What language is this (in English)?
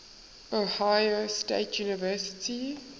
English